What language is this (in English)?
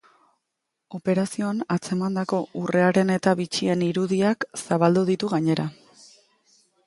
Basque